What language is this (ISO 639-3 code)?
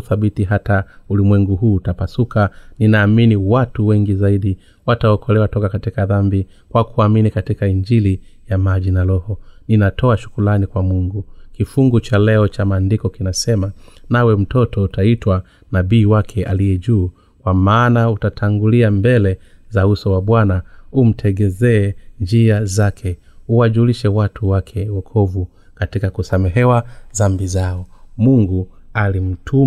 swa